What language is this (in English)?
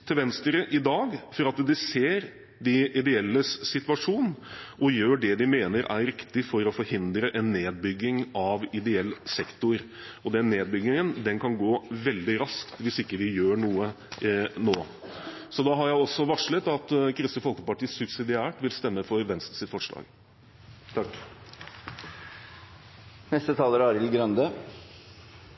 Norwegian Bokmål